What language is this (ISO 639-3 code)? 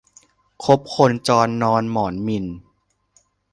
tha